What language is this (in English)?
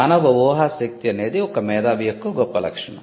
Telugu